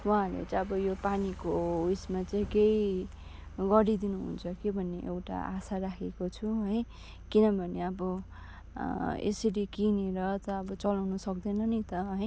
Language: Nepali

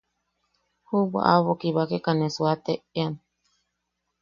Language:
Yaqui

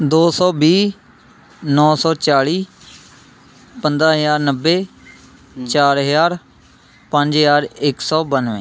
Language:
Punjabi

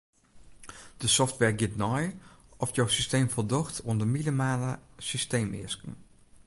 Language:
Western Frisian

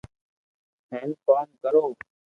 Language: Loarki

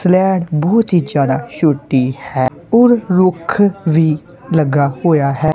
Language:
Punjabi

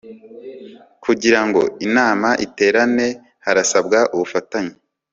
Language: Kinyarwanda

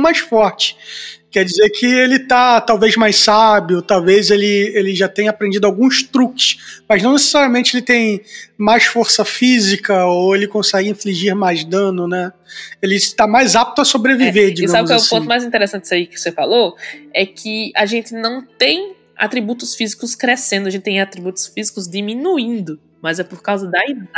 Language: Portuguese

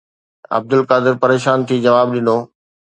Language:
Sindhi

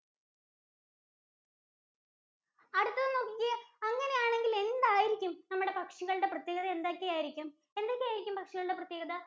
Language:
Malayalam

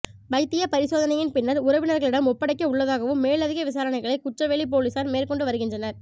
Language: Tamil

